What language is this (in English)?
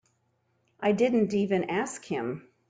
English